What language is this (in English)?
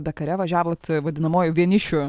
Lithuanian